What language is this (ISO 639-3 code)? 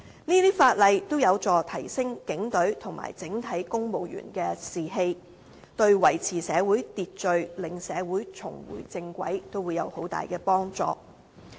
yue